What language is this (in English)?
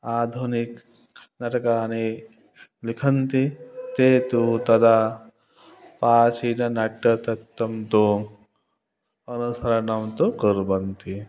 Sanskrit